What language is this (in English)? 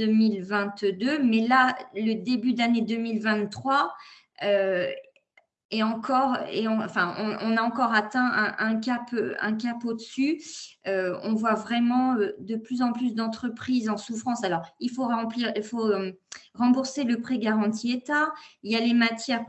French